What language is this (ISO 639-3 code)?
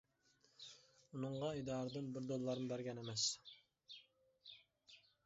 uig